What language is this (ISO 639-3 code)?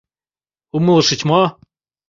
chm